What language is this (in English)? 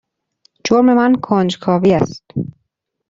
Persian